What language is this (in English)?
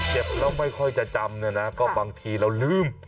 Thai